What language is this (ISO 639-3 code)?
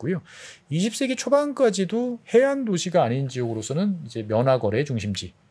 kor